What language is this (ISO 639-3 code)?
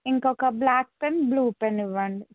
tel